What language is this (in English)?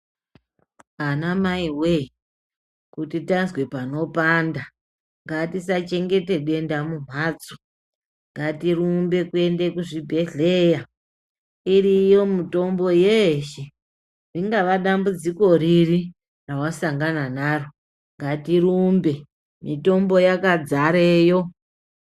Ndau